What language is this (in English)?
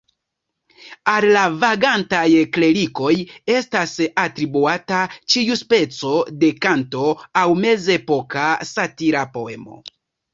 Esperanto